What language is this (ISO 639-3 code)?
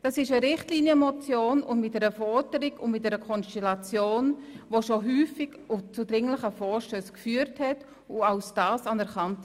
gsw